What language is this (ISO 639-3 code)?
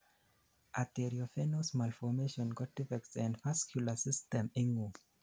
kln